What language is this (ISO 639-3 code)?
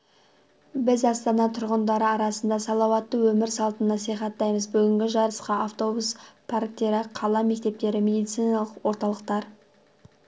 kaz